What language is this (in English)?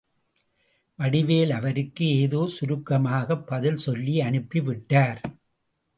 Tamil